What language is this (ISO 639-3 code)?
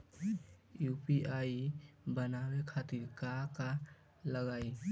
bho